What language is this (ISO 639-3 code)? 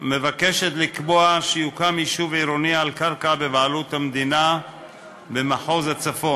heb